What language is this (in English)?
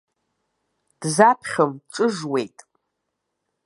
Abkhazian